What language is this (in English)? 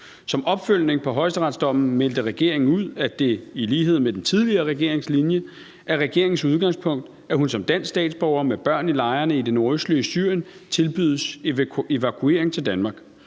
Danish